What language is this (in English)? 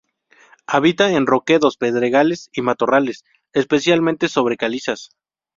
Spanish